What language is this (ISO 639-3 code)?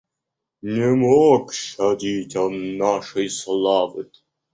rus